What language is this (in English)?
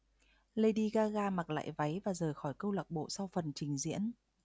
Vietnamese